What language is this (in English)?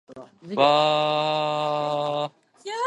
Japanese